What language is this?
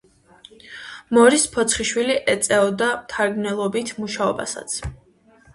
Georgian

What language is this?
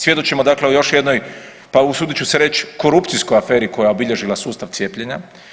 Croatian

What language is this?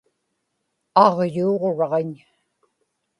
Inupiaq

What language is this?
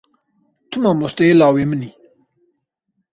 Kurdish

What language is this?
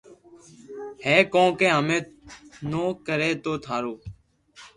Loarki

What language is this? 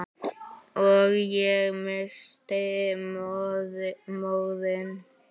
Icelandic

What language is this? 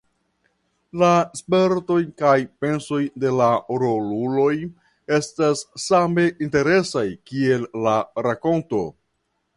Esperanto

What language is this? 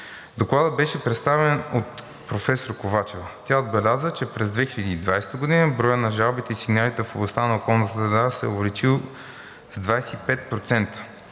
Bulgarian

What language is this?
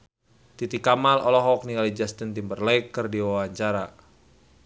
Sundanese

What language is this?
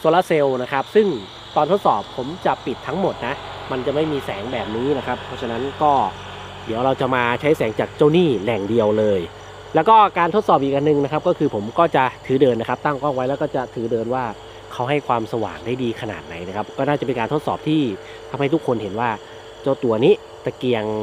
Thai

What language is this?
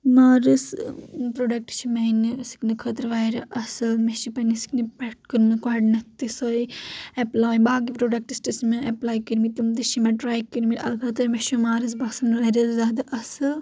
Kashmiri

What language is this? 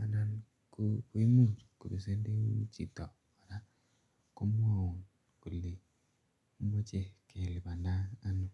Kalenjin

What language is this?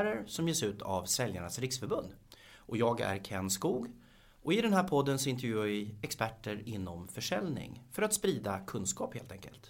Swedish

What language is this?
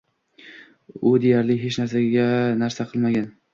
Uzbek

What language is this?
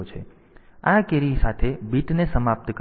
Gujarati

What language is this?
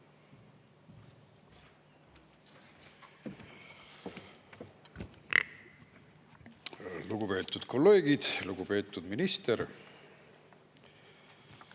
Estonian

